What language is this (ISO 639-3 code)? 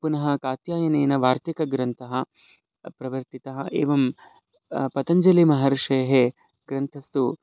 san